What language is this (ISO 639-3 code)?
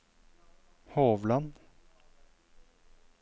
nor